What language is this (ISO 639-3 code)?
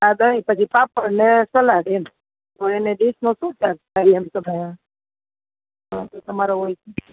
guj